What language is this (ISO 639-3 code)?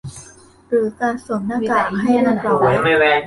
tha